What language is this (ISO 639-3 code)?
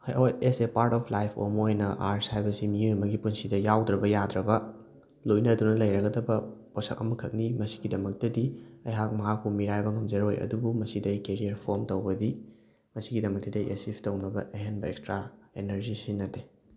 mni